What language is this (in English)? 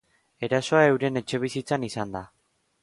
Basque